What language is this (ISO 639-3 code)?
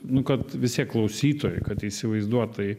lit